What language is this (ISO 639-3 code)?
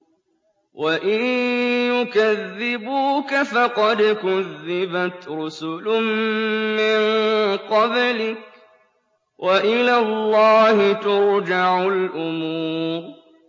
ara